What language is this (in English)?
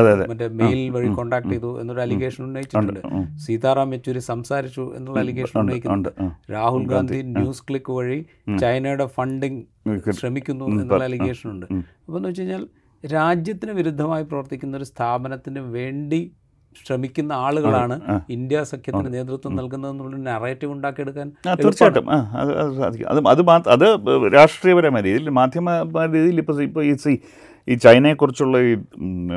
Malayalam